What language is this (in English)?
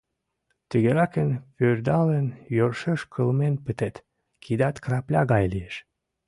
Mari